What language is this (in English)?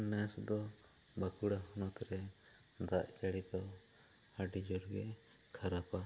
Santali